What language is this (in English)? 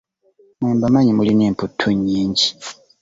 Ganda